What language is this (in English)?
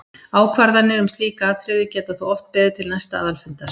Icelandic